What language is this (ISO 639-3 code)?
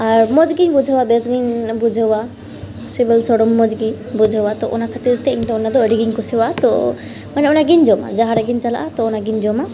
sat